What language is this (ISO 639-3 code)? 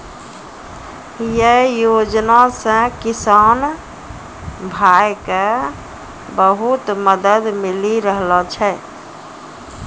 mai